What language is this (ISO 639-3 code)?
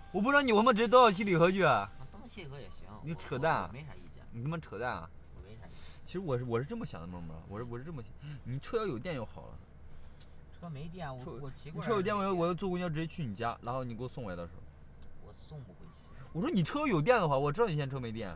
zho